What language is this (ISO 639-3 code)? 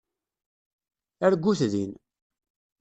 kab